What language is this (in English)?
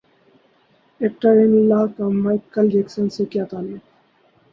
Urdu